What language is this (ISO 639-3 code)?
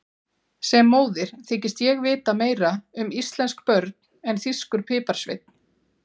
isl